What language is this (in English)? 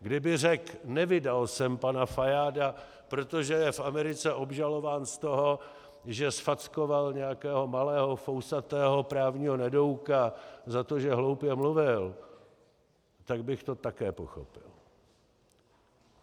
Czech